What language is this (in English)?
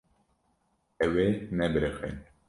Kurdish